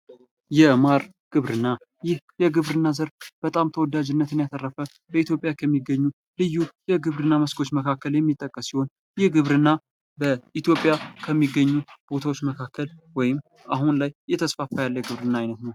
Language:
Amharic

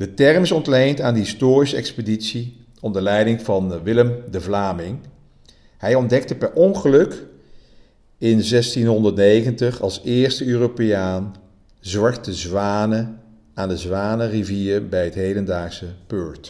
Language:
Dutch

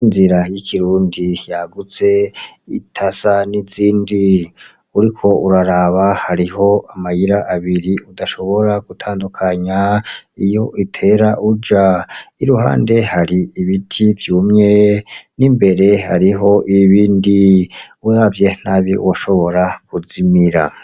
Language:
Rundi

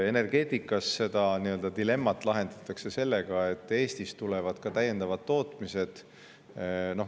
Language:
Estonian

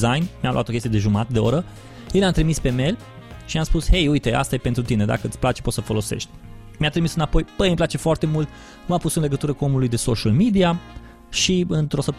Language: Romanian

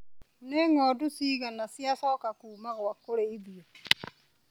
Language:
Kikuyu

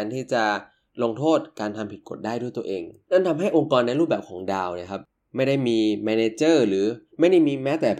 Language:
Thai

